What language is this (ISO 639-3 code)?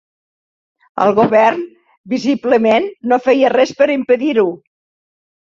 cat